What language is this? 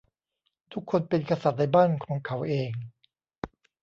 Thai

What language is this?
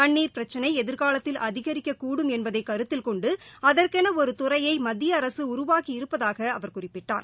Tamil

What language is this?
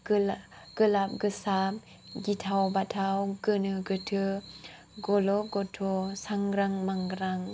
Bodo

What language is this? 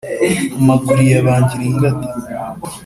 Kinyarwanda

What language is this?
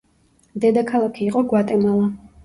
Georgian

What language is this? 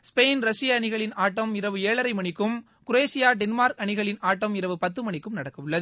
Tamil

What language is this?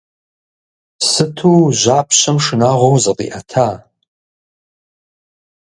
Kabardian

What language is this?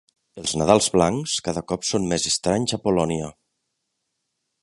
Catalan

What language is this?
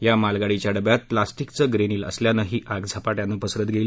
Marathi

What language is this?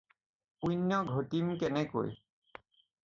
Assamese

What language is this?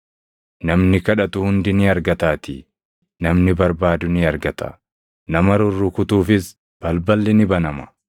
Oromo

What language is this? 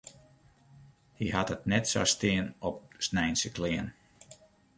Western Frisian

